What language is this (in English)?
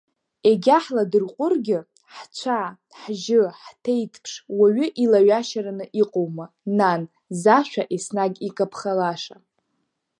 Abkhazian